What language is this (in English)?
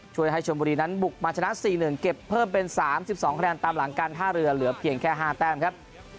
Thai